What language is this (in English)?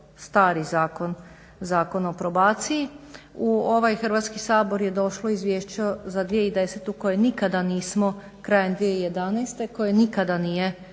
Croatian